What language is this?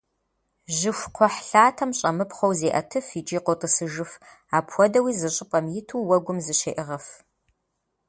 Kabardian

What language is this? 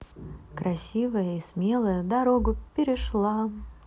Russian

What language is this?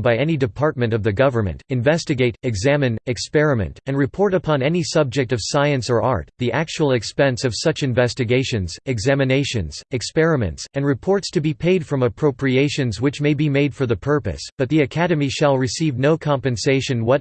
English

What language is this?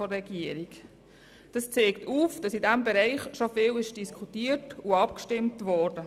Swiss German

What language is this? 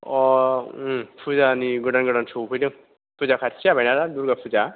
Bodo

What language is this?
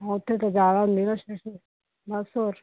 Punjabi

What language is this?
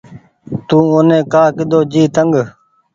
Goaria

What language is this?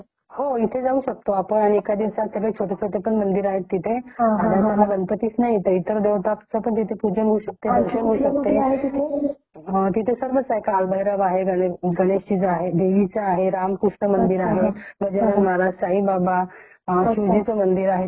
Marathi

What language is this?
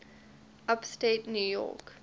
English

